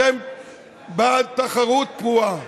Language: Hebrew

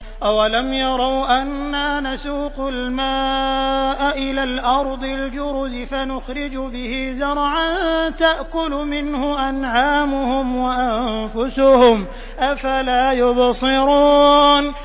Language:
Arabic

